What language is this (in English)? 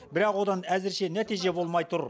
Kazakh